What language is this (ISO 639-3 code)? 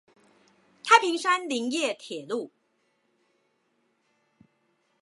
zho